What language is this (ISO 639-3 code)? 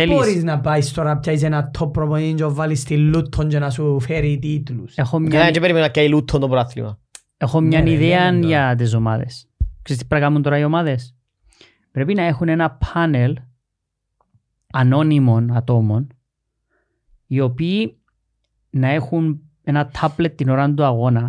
ell